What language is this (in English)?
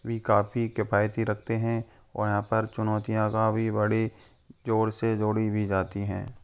Hindi